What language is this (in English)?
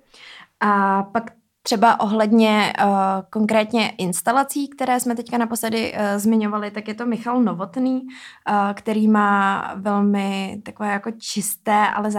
Czech